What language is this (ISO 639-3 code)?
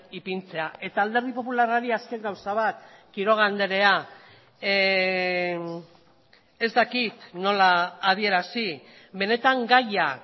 eus